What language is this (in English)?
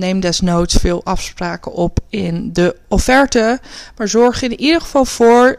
Dutch